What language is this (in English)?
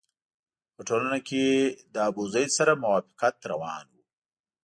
Pashto